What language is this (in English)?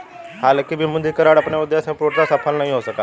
Hindi